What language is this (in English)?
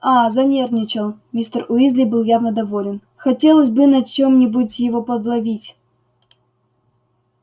Russian